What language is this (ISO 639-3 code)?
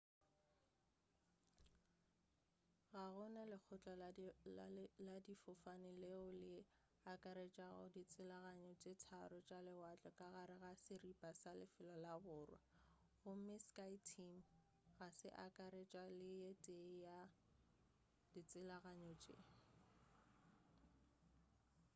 nso